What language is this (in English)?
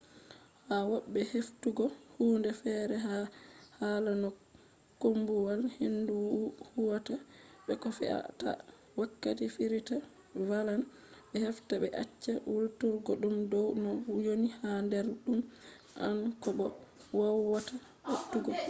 Fula